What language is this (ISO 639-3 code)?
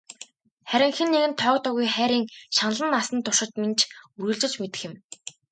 mon